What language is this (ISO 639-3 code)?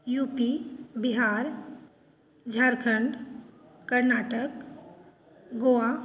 mai